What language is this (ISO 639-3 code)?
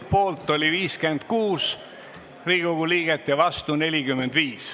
est